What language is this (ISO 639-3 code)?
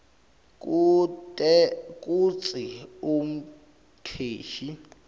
ssw